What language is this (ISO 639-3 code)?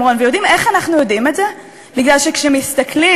heb